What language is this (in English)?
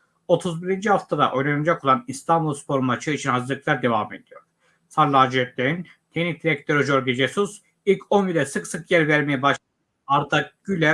Turkish